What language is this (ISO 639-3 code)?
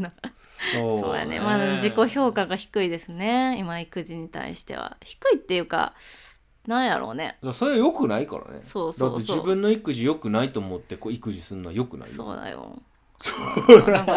jpn